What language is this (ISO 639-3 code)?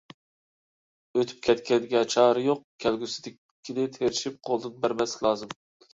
uig